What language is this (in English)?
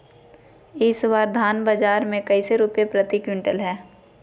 Magahi